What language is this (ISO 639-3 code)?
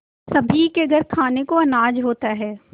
hin